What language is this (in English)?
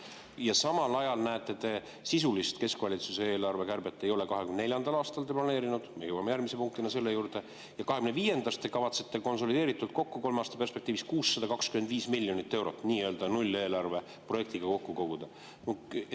Estonian